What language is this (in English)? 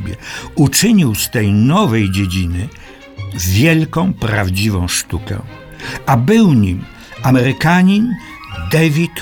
Polish